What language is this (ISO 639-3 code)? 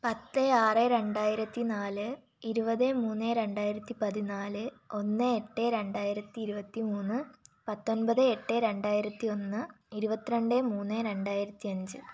mal